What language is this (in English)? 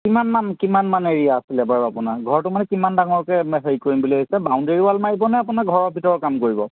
Assamese